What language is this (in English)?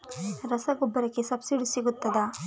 Kannada